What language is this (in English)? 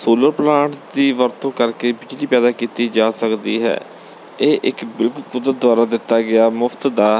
Punjabi